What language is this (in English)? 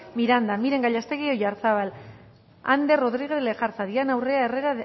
Basque